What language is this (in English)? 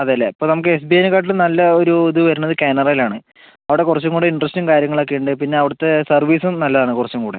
Malayalam